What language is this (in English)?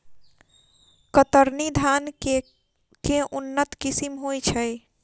Maithili